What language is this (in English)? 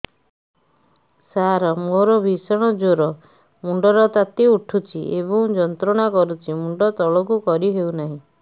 Odia